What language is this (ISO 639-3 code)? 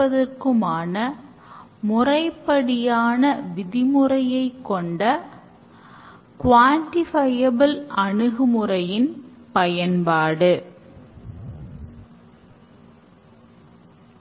tam